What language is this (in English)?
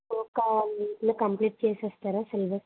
Telugu